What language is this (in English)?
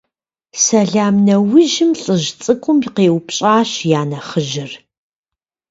Kabardian